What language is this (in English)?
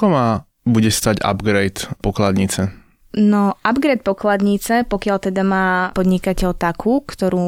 Slovak